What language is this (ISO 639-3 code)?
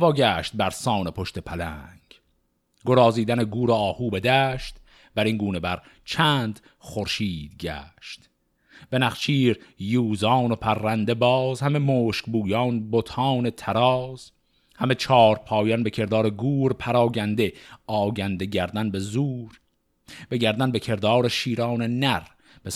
fas